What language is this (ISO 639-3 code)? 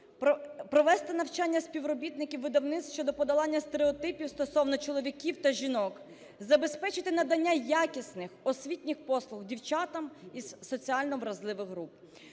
ukr